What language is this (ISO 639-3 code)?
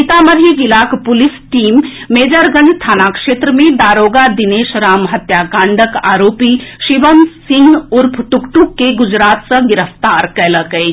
mai